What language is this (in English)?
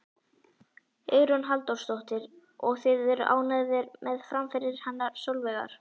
Icelandic